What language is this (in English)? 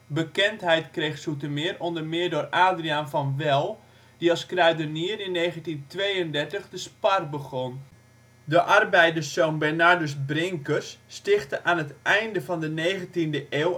Dutch